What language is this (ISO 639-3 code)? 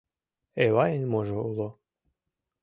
chm